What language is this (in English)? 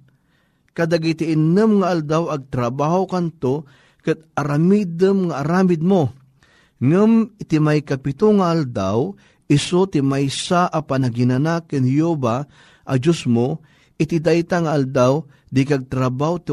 Filipino